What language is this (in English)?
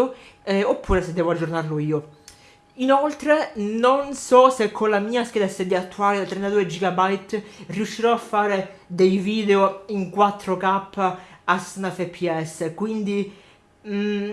Italian